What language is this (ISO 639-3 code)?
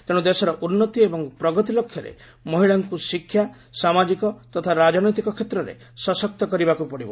ori